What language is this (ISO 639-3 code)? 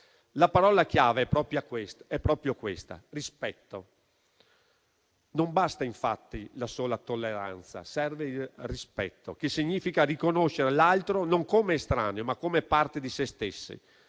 ita